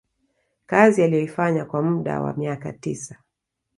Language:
Swahili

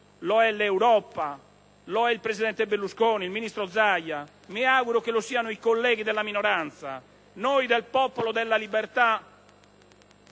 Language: Italian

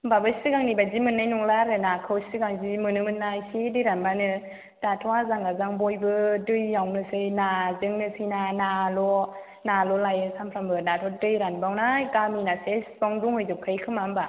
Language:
Bodo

